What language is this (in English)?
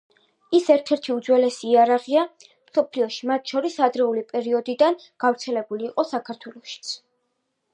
Georgian